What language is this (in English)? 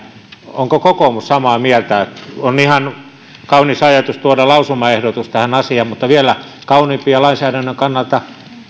Finnish